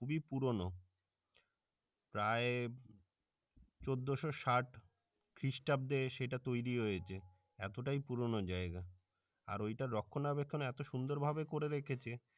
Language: Bangla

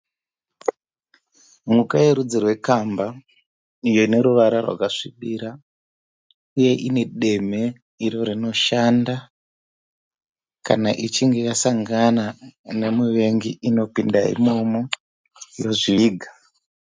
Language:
Shona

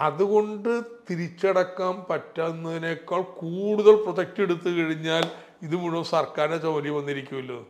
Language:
Malayalam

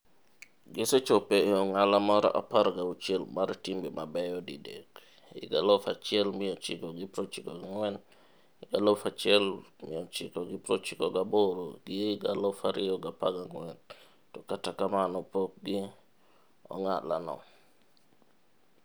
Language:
Luo (Kenya and Tanzania)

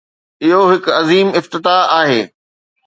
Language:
Sindhi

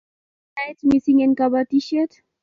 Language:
Kalenjin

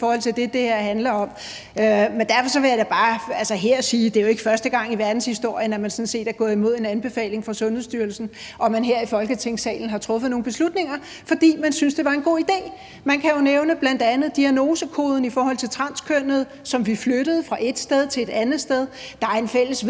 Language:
Danish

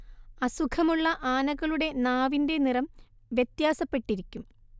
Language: Malayalam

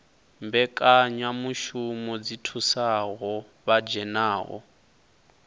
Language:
Venda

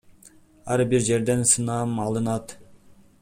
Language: Kyrgyz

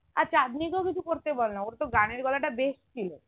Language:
Bangla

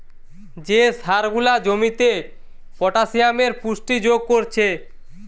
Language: Bangla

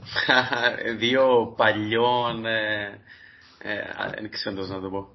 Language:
Greek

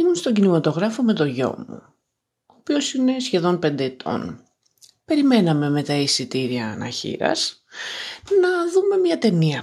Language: Greek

